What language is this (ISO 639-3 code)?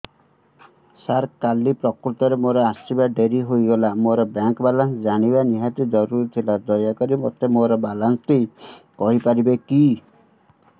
ori